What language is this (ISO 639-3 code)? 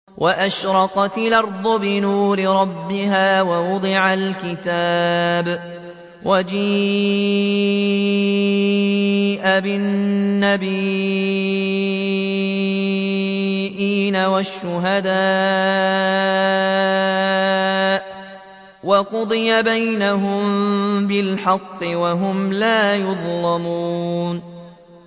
ara